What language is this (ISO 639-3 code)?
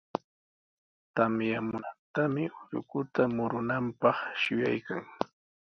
qws